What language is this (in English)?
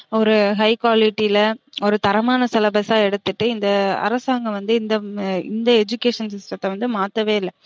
Tamil